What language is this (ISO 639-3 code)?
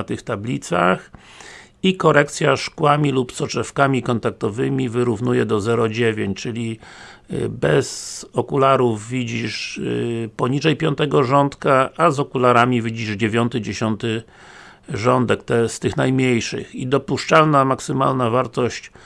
pol